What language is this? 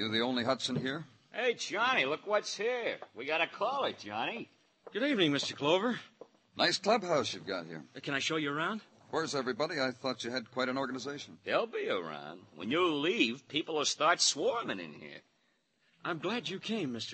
English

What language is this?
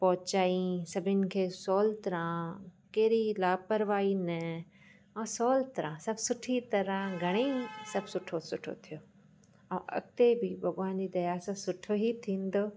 Sindhi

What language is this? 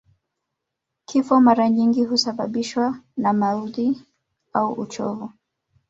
Swahili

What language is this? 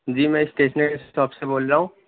Urdu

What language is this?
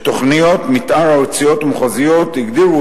Hebrew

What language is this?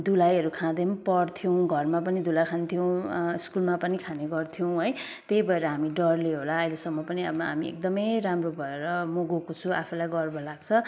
Nepali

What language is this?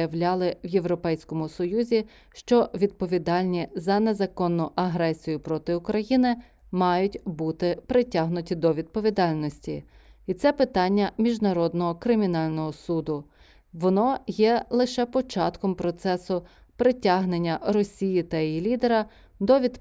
Ukrainian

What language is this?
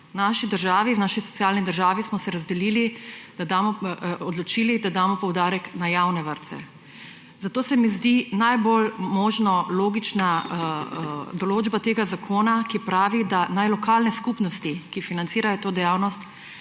Slovenian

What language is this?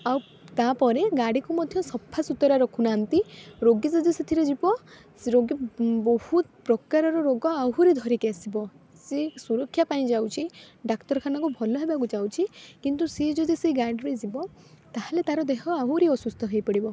Odia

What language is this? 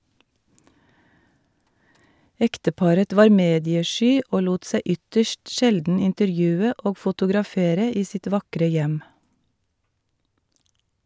Norwegian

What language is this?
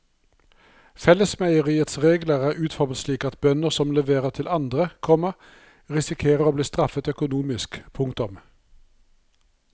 Norwegian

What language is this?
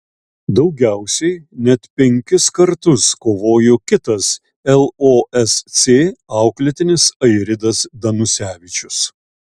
Lithuanian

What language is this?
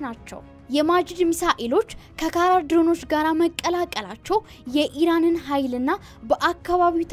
Arabic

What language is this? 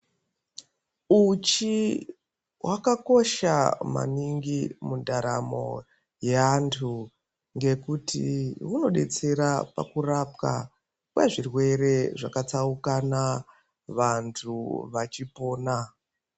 Ndau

